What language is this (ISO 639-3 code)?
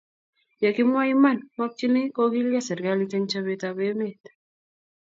kln